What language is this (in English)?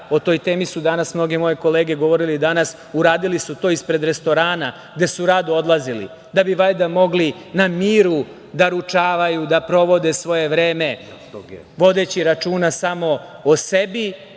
Serbian